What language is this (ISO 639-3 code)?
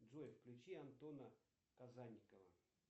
rus